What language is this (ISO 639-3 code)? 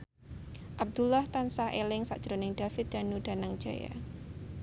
jav